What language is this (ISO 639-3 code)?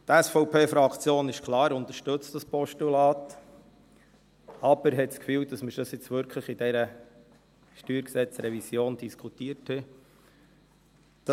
gsw